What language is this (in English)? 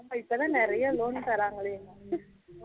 Tamil